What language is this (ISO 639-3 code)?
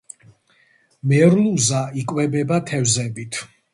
kat